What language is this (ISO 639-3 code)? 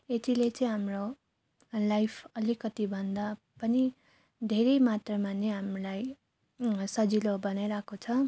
nep